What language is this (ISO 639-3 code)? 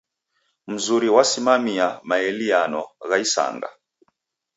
dav